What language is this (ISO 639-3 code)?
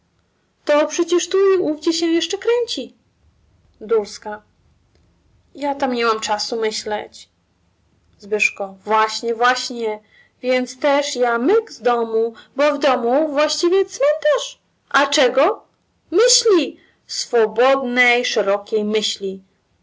pol